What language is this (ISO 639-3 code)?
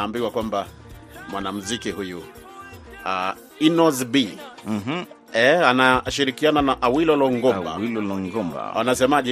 swa